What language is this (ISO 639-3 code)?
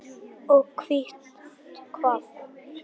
isl